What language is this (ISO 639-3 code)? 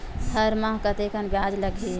hne